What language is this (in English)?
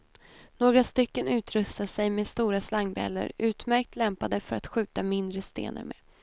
Swedish